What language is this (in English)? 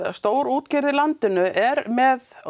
Icelandic